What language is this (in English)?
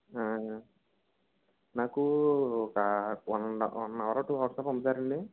Telugu